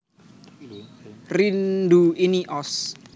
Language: Javanese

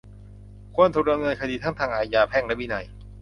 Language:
Thai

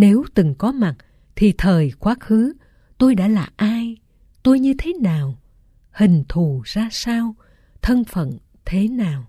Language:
Vietnamese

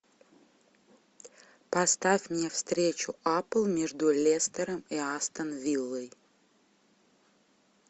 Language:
Russian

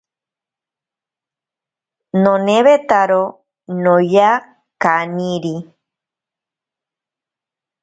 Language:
Ashéninka Perené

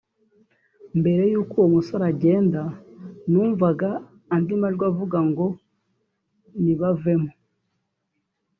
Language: Kinyarwanda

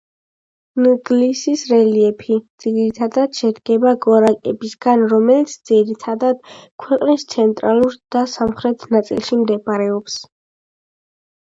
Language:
Georgian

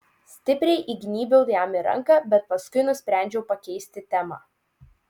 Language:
Lithuanian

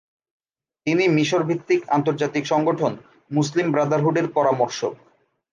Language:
Bangla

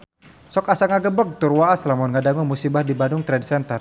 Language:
Sundanese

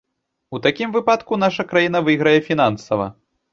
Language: Belarusian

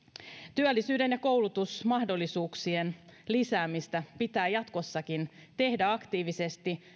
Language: Finnish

